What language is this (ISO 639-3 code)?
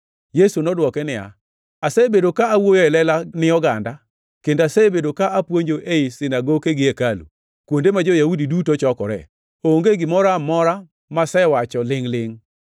luo